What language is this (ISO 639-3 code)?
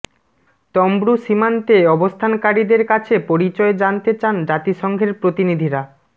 ben